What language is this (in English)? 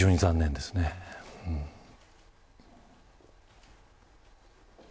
Japanese